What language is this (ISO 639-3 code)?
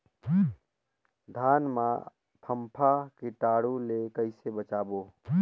hne